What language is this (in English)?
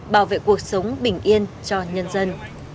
Vietnamese